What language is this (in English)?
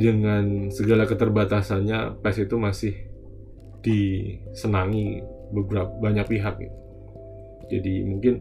Indonesian